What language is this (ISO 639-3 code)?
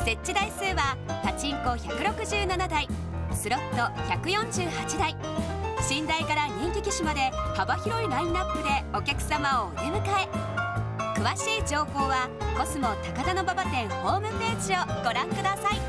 jpn